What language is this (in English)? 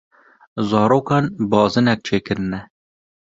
Kurdish